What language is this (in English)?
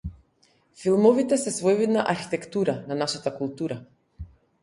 Macedonian